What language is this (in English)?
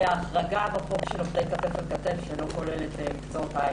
Hebrew